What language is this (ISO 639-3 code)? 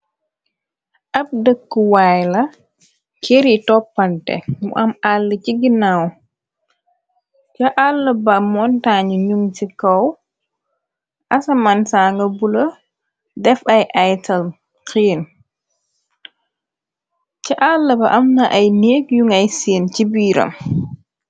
wol